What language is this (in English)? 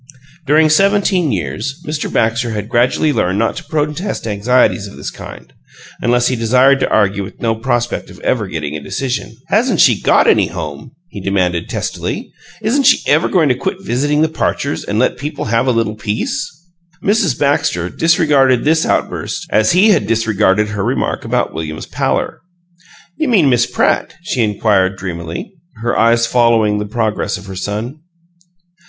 English